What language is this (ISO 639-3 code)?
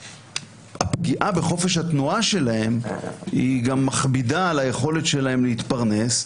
heb